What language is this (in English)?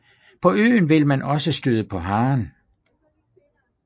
Danish